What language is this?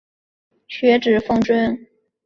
Chinese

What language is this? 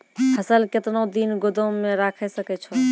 Maithili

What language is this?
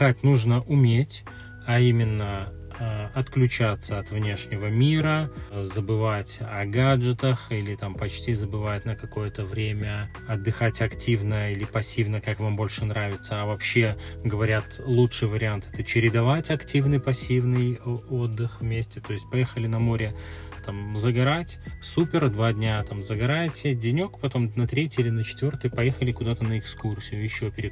Russian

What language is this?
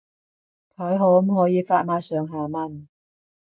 Cantonese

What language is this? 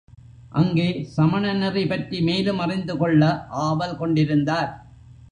Tamil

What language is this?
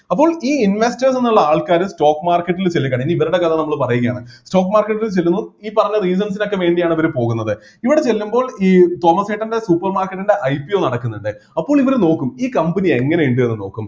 Malayalam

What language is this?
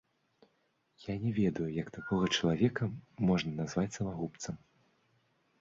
Belarusian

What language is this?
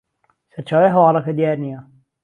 Central Kurdish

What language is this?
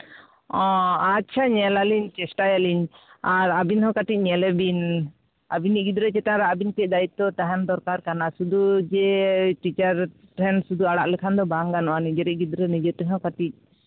Santali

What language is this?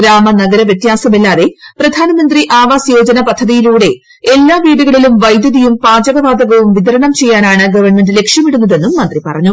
Malayalam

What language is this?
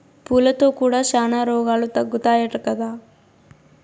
Telugu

